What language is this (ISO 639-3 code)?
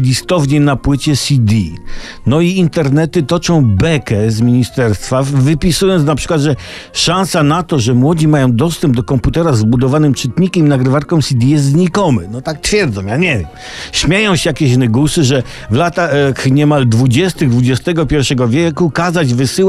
pol